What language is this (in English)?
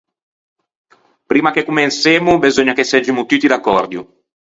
Ligurian